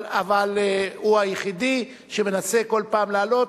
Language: Hebrew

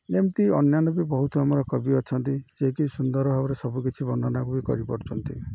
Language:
Odia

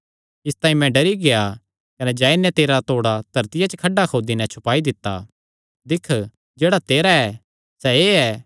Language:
Kangri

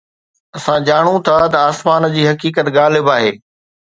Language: Sindhi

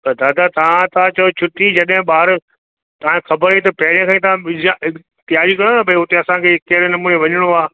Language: Sindhi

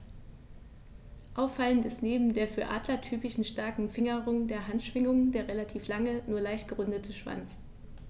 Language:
German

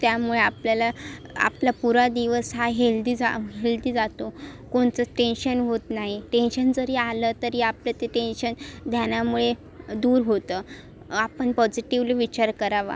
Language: Marathi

